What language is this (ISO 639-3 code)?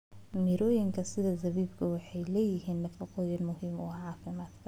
som